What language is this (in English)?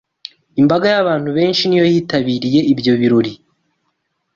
Kinyarwanda